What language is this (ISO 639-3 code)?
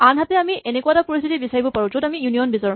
asm